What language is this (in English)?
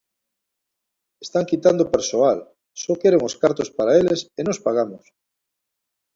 Galician